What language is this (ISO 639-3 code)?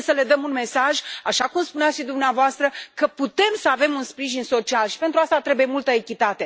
ron